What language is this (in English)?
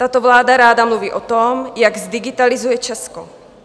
Czech